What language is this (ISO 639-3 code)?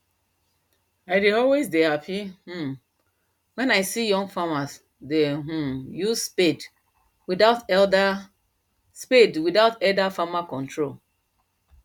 pcm